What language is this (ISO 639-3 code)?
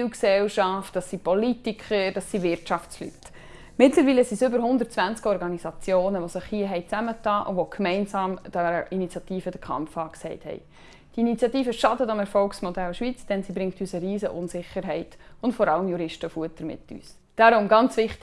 deu